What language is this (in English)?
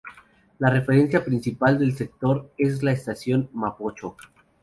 Spanish